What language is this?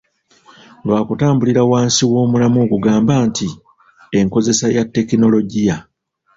Ganda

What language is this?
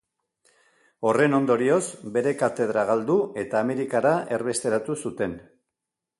Basque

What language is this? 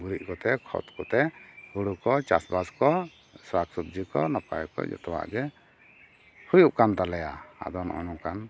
Santali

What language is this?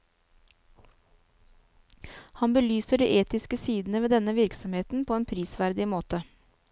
Norwegian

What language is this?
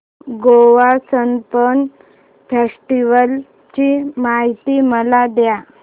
Marathi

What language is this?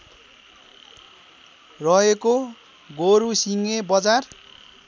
Nepali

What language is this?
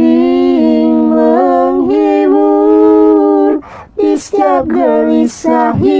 Indonesian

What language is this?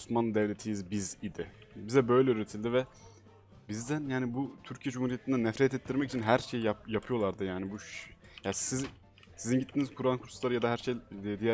Turkish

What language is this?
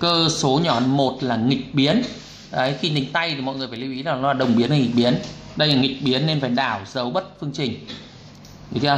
Vietnamese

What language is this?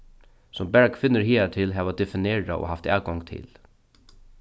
Faroese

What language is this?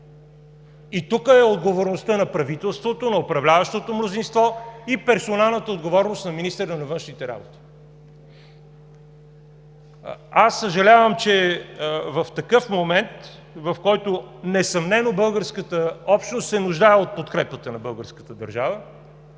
Bulgarian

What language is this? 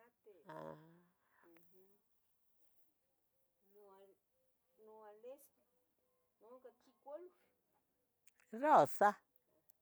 Tetelcingo Nahuatl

